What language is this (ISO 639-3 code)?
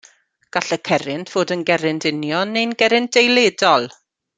cym